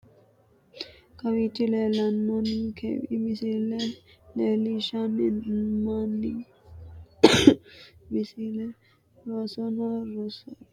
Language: Sidamo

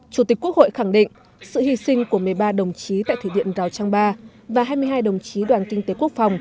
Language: Vietnamese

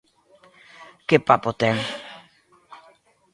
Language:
Galician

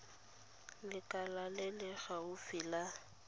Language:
Tswana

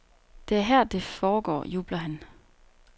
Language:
Danish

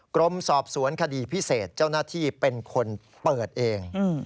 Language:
Thai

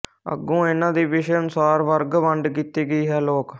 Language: Punjabi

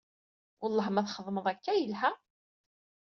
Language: Kabyle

